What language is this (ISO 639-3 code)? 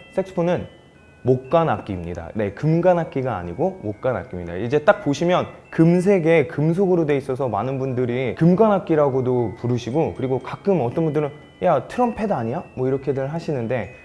kor